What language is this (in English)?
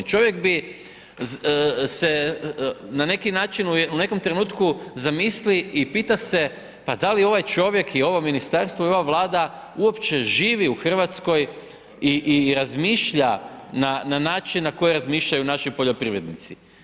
Croatian